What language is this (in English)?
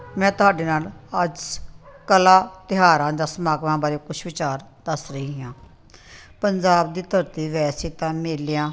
Punjabi